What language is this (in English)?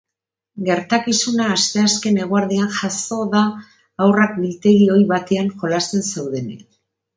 Basque